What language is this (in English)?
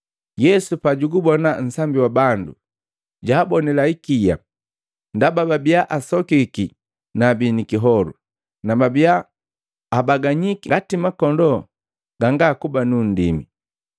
Matengo